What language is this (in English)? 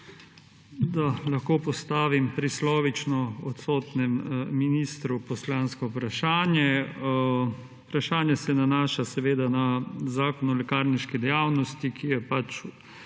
Slovenian